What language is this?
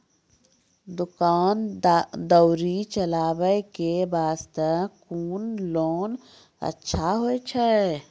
Maithili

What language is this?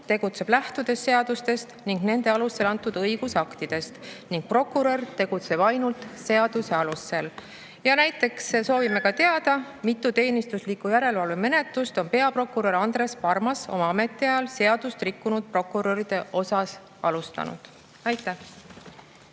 Estonian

